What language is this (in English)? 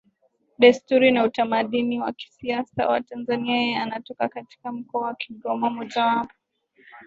Swahili